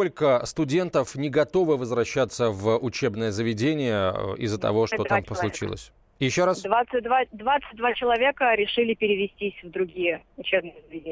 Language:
Russian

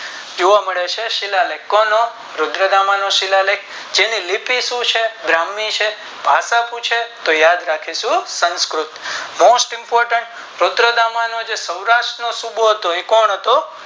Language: Gujarati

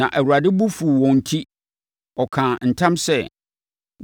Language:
Akan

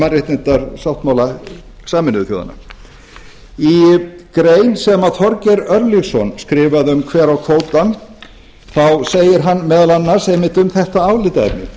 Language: Icelandic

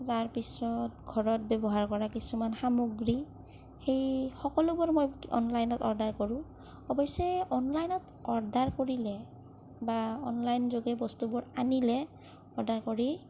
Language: Assamese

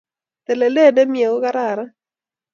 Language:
Kalenjin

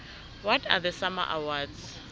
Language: South Ndebele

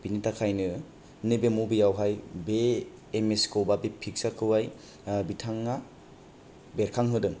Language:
Bodo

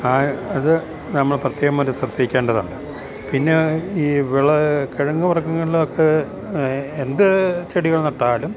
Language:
Malayalam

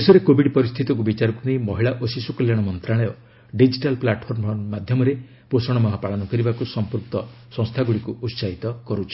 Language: Odia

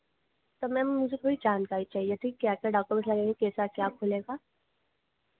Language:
Hindi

